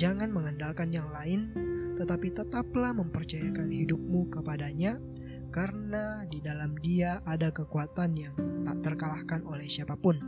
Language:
Indonesian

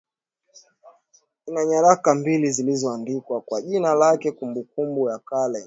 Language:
Swahili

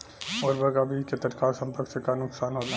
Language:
Bhojpuri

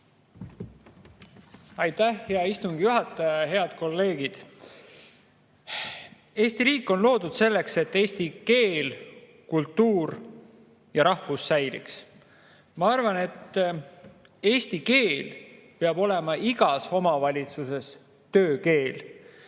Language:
Estonian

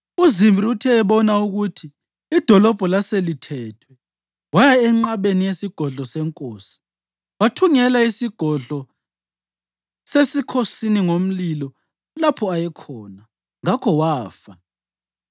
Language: North Ndebele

